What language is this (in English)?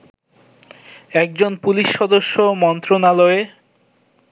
Bangla